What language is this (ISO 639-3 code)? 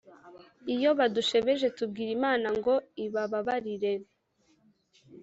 kin